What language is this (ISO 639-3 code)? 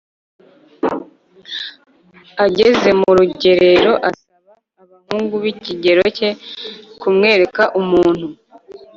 kin